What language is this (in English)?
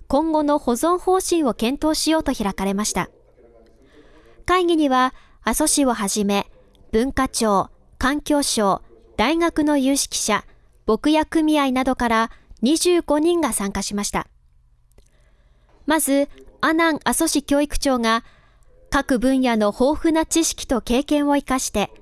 Japanese